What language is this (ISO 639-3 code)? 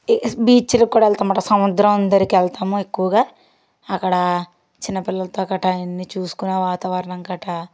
tel